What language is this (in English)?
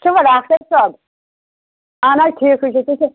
Kashmiri